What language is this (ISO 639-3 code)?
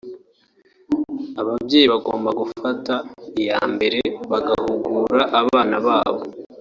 kin